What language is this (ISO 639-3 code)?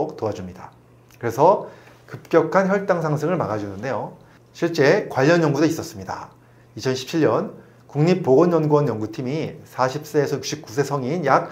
kor